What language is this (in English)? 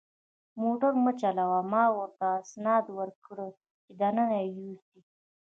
Pashto